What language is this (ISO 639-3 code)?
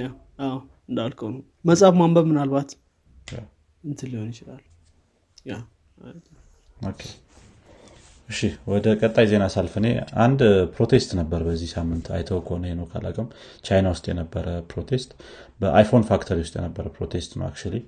amh